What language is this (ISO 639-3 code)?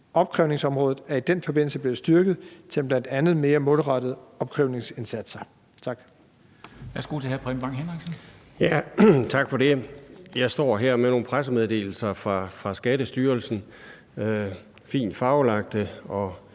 dan